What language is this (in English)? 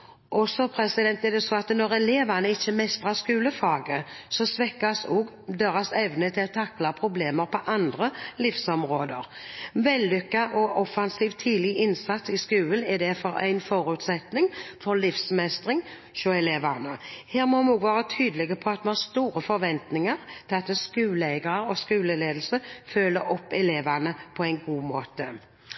Norwegian Bokmål